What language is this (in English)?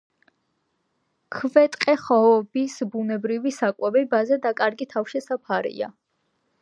Georgian